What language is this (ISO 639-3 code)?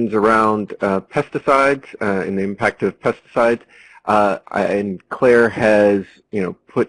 eng